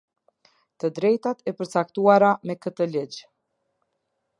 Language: Albanian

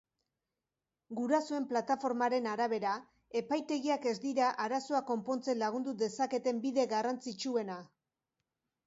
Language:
Basque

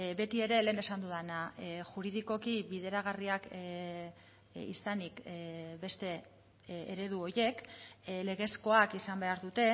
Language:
Basque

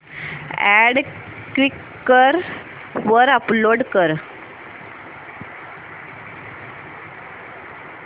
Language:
Marathi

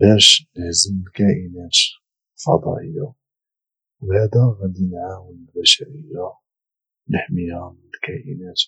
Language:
Moroccan Arabic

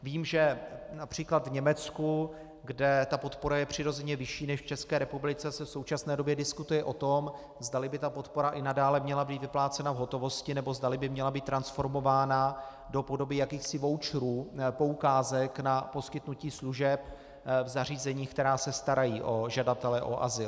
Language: Czech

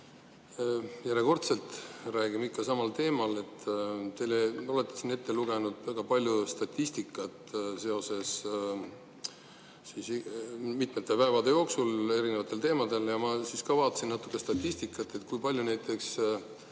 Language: Estonian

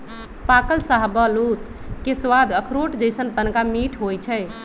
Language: Magahi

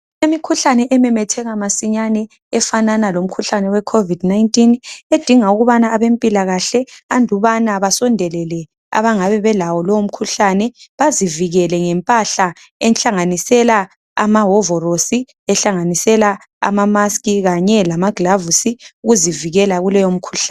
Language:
North Ndebele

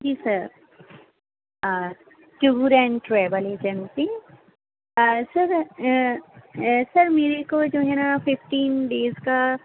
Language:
Urdu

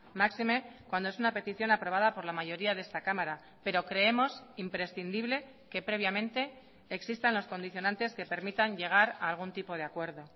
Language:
Spanish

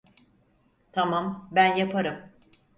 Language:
Turkish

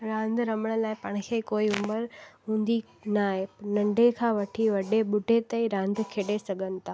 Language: Sindhi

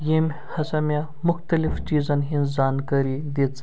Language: Kashmiri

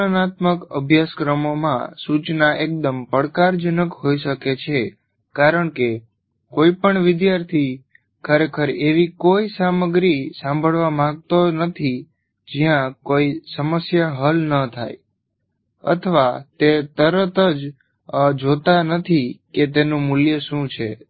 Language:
Gujarati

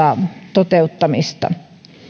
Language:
Finnish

